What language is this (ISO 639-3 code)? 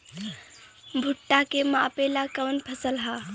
bho